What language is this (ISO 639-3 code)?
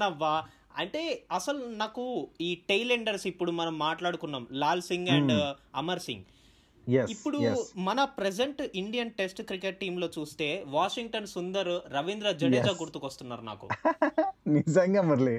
tel